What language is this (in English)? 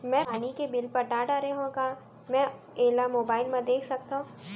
Chhattisgarhi